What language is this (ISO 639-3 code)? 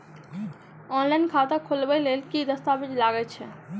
mai